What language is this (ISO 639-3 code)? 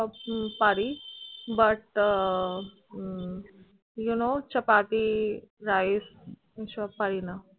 ben